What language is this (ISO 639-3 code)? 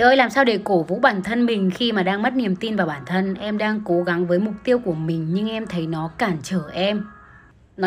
vie